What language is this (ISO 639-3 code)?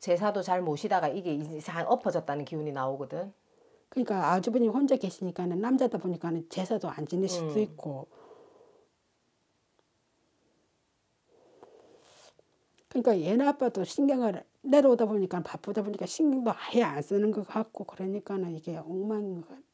kor